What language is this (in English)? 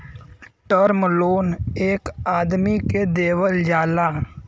Bhojpuri